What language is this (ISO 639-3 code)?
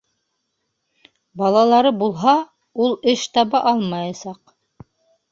bak